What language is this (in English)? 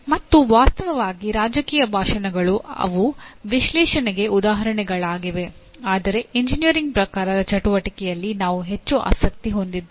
Kannada